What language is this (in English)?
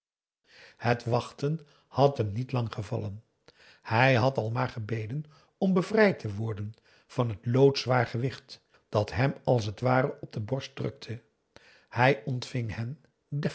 Dutch